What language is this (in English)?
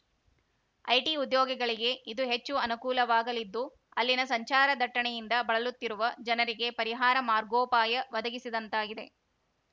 Kannada